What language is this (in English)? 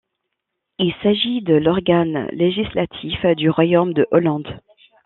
French